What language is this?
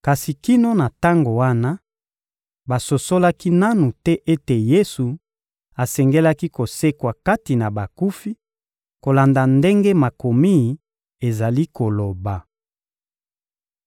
Lingala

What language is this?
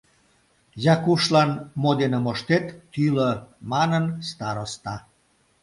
Mari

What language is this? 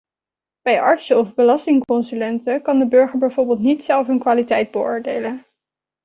Dutch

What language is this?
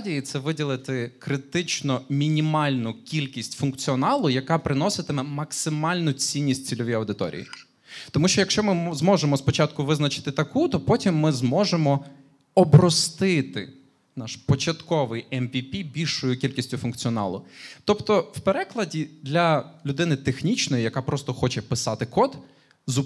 Ukrainian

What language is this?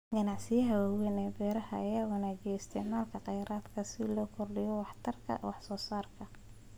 Somali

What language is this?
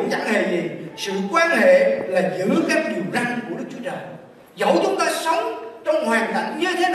Vietnamese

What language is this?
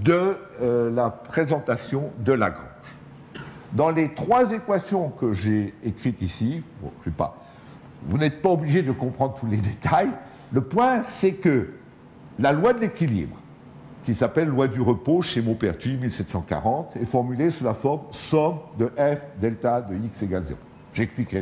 French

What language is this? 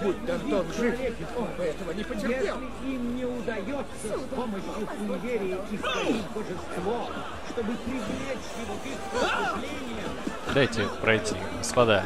Russian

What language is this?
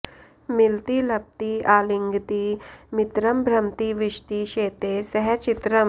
Sanskrit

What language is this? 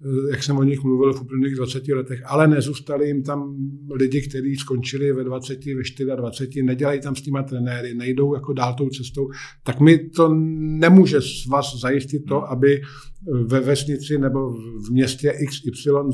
Czech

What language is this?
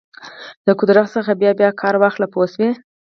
Pashto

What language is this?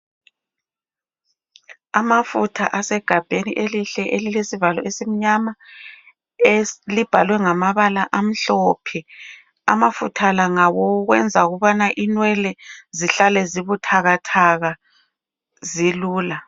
North Ndebele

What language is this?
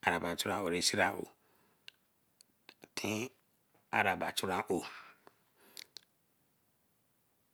Eleme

